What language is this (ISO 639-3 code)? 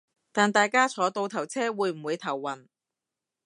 yue